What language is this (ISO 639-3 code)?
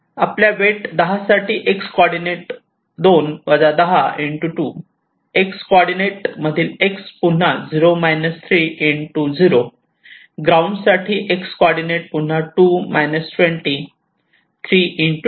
mar